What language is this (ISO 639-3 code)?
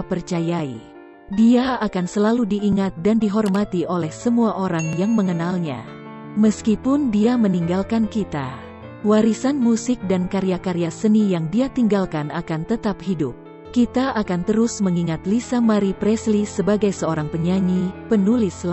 ind